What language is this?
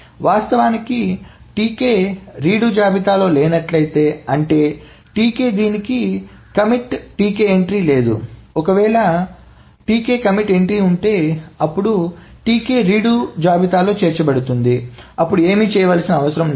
Telugu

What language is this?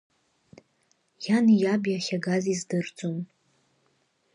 Abkhazian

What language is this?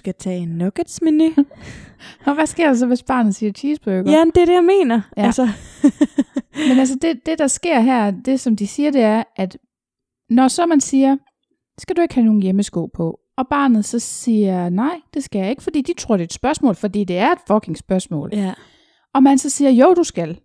Danish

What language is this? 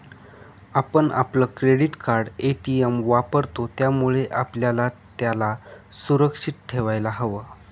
Marathi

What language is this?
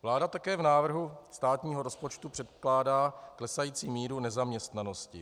Czech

